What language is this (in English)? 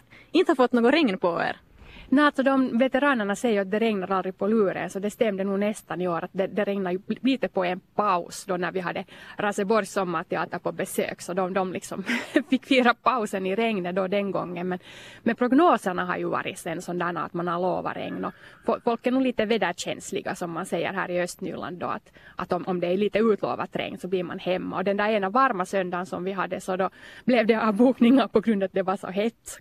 Swedish